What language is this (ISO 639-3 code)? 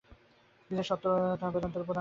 ben